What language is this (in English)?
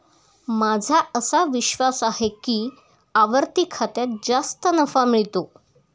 Marathi